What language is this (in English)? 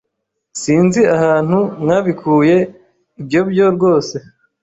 Kinyarwanda